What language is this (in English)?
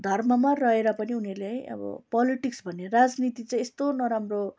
Nepali